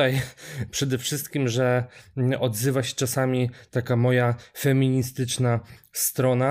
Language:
Polish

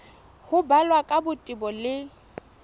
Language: Southern Sotho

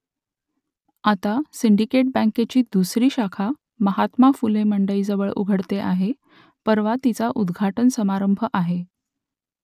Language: Marathi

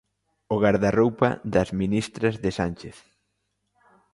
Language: Galician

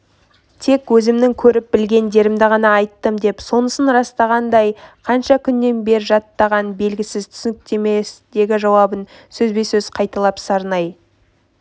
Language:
Kazakh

